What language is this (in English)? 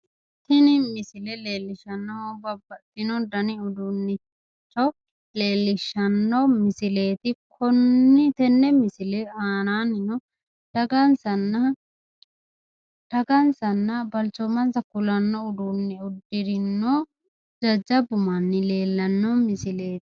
Sidamo